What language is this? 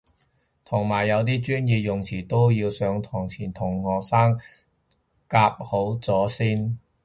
Cantonese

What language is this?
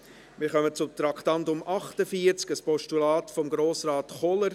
Swiss German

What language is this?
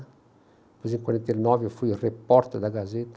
Portuguese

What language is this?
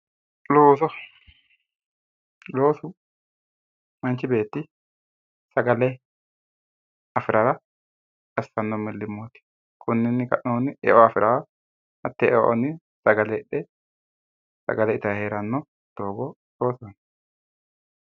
Sidamo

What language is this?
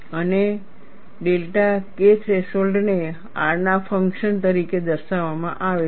Gujarati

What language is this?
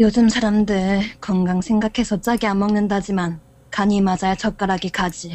Korean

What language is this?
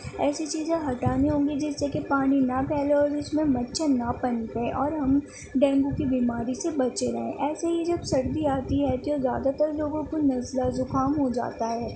Urdu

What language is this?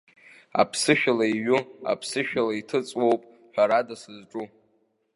Abkhazian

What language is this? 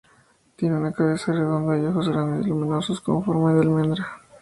Spanish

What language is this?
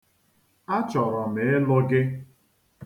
Igbo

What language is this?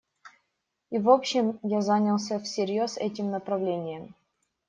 Russian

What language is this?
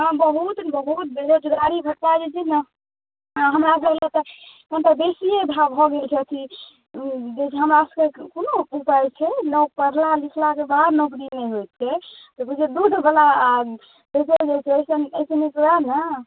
Maithili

